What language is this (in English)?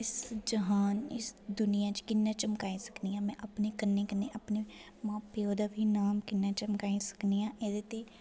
Dogri